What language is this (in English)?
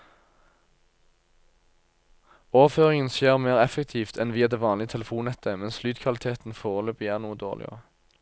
Norwegian